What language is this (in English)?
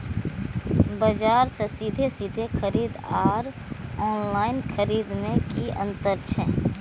Maithili